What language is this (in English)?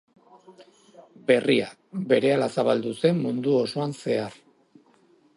Basque